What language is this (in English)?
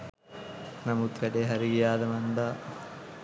Sinhala